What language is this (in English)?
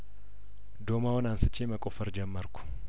Amharic